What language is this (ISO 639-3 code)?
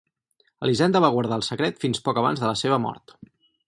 cat